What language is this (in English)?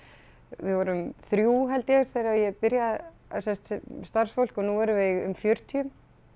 Icelandic